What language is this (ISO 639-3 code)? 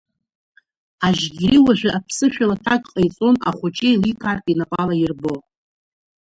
abk